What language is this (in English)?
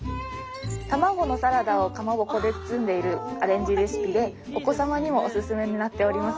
Japanese